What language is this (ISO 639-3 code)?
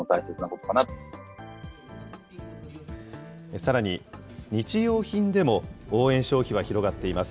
jpn